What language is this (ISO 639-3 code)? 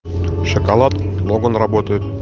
rus